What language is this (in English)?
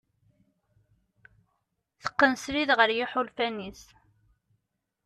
Kabyle